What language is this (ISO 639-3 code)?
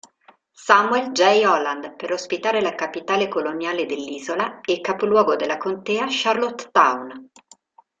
ita